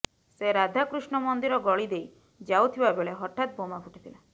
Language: Odia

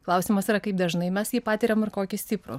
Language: Lithuanian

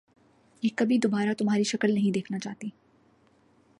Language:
Urdu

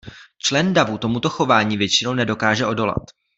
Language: Czech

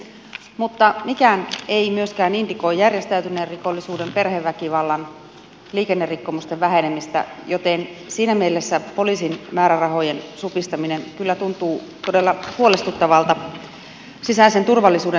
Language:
Finnish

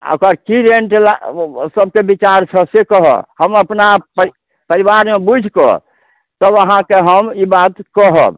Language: Maithili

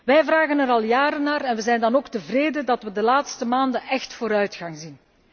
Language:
Dutch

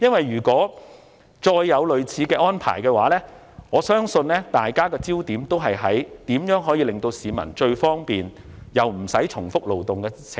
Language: Cantonese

